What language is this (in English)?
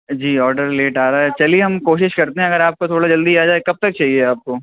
Urdu